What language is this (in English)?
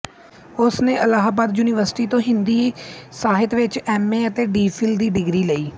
Punjabi